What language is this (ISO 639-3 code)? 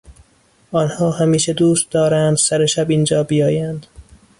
fas